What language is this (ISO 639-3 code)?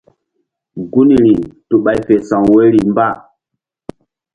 mdd